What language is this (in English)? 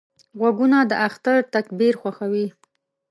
Pashto